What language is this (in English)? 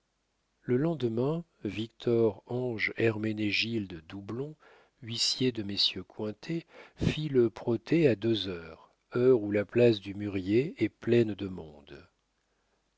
French